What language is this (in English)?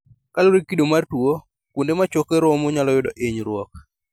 Luo (Kenya and Tanzania)